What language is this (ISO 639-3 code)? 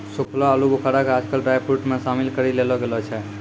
mai